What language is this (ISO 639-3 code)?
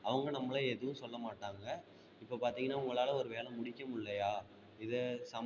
tam